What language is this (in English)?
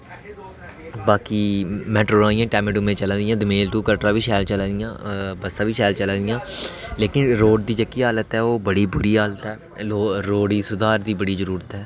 Dogri